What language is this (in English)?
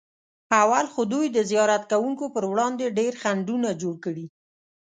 Pashto